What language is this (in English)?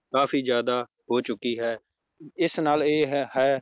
Punjabi